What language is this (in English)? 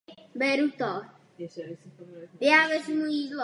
Czech